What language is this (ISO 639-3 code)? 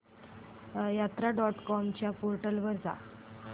mar